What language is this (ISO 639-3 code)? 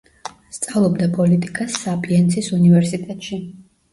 kat